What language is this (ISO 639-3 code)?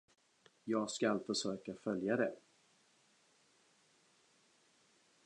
swe